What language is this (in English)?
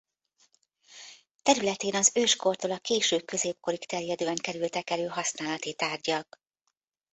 Hungarian